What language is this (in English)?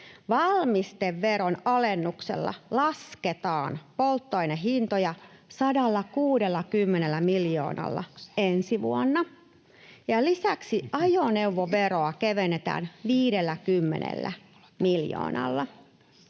Finnish